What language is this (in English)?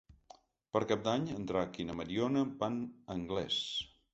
Catalan